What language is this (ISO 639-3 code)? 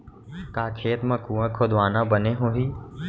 hne